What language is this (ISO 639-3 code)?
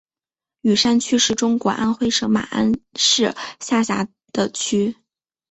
zho